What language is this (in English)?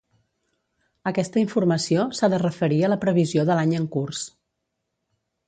Catalan